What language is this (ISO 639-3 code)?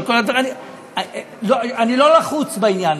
heb